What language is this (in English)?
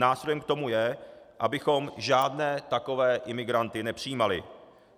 Czech